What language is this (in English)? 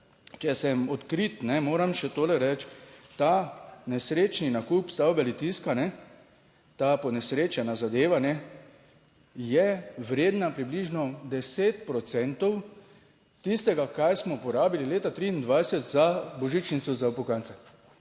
Slovenian